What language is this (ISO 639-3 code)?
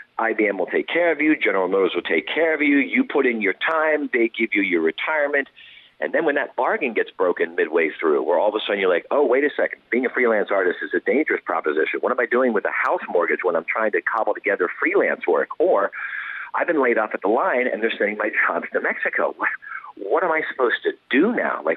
eng